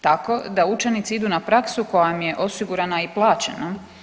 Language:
Croatian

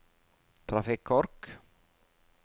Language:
Norwegian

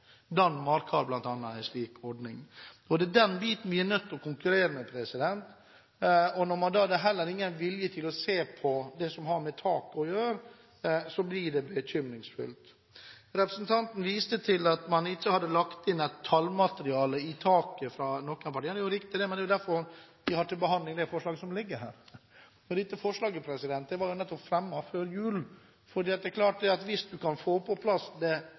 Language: Norwegian Bokmål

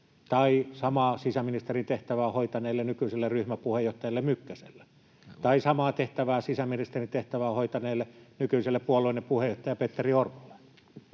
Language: Finnish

